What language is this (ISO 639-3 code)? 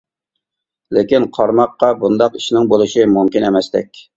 uig